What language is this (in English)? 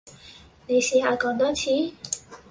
Cantonese